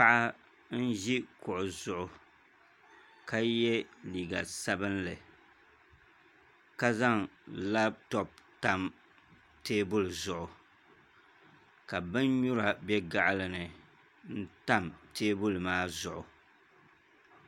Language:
Dagbani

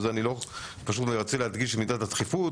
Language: Hebrew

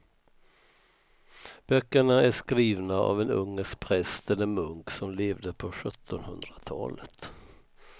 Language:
Swedish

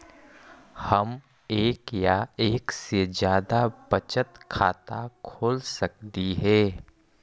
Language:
Magahi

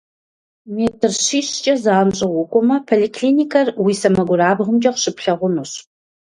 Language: Kabardian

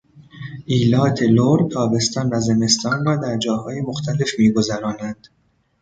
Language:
Persian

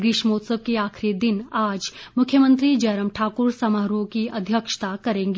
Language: Hindi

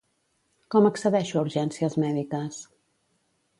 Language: Catalan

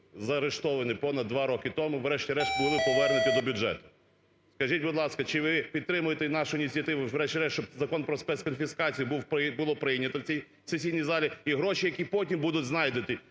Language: Ukrainian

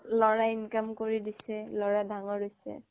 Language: Assamese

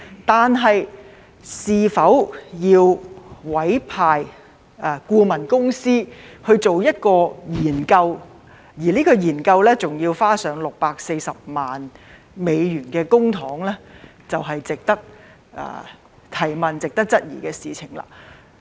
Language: Cantonese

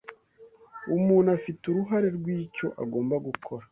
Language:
Kinyarwanda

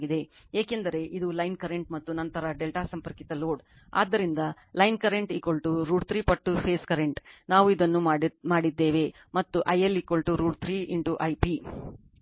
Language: Kannada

